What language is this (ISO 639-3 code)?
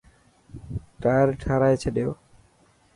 mki